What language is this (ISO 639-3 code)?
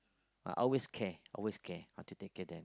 eng